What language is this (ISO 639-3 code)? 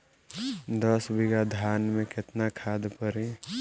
bho